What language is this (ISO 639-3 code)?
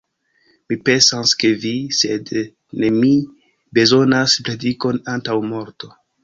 epo